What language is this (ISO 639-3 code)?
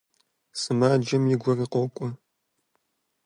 kbd